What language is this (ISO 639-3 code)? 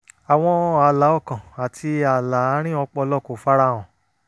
yor